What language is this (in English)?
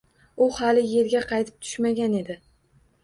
Uzbek